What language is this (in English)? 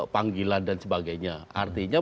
Indonesian